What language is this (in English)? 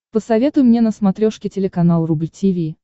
Russian